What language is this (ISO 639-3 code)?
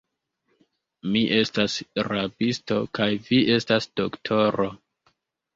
epo